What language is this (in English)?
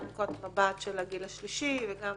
Hebrew